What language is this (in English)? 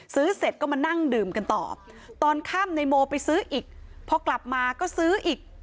Thai